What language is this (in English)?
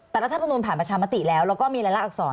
Thai